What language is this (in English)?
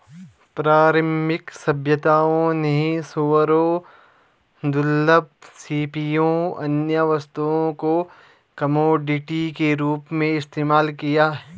Hindi